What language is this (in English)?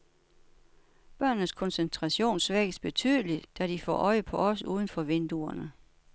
Danish